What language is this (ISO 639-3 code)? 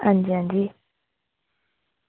doi